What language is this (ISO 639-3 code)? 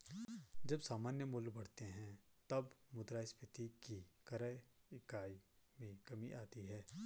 hin